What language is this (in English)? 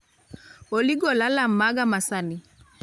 Luo (Kenya and Tanzania)